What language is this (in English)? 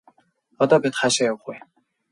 Mongolian